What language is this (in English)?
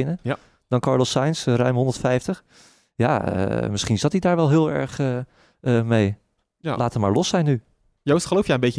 Dutch